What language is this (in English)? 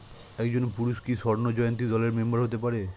Bangla